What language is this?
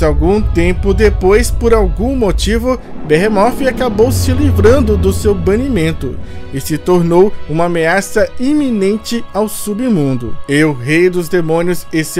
Portuguese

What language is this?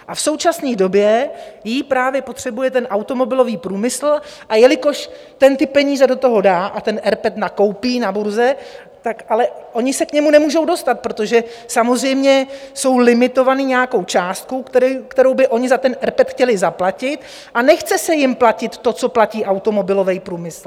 Czech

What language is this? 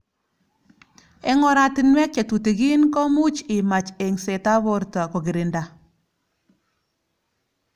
Kalenjin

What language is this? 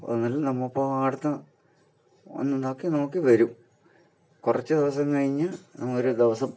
Malayalam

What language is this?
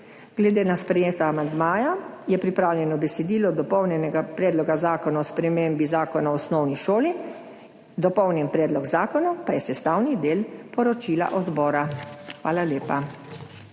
Slovenian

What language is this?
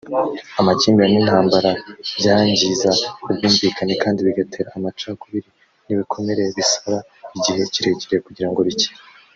Kinyarwanda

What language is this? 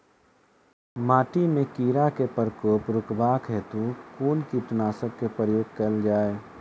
Maithili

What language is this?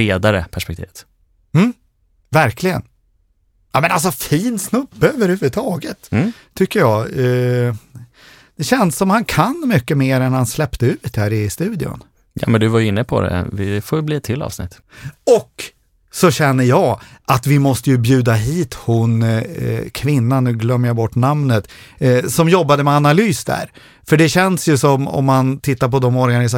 Swedish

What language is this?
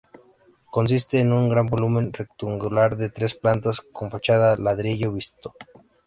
Spanish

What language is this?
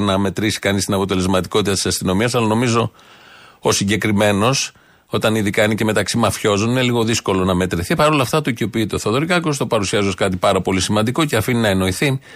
Greek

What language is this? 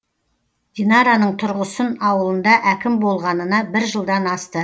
Kazakh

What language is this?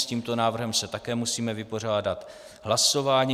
Czech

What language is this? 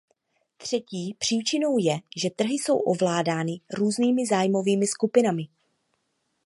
Czech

